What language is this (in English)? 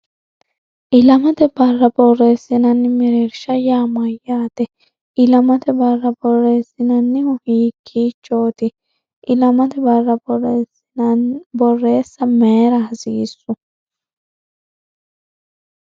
Sidamo